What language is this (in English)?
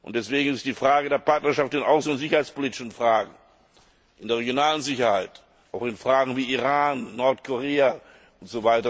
German